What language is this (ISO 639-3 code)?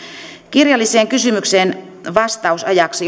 fin